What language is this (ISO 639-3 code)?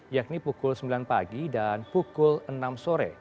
ind